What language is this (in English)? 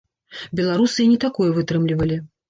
Belarusian